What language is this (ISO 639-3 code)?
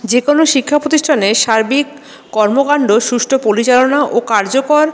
ben